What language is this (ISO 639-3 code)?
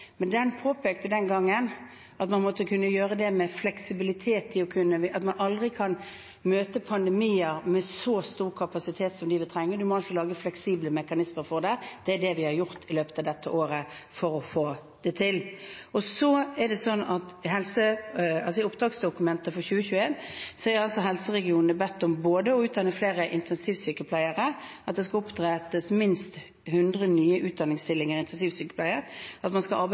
nob